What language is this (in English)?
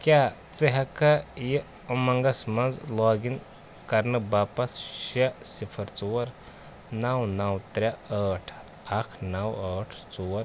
Kashmiri